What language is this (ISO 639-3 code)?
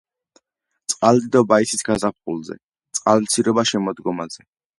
kat